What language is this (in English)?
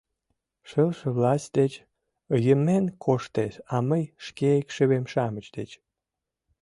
Mari